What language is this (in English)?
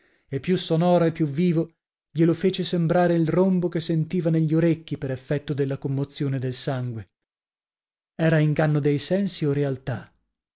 Italian